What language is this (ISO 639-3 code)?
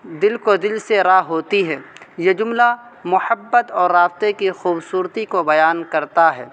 urd